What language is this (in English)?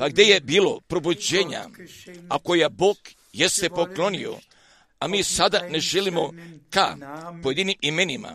Croatian